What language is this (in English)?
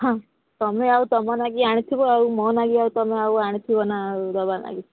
Odia